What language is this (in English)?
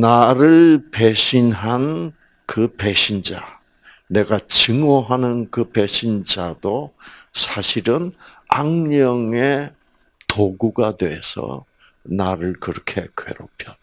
Korean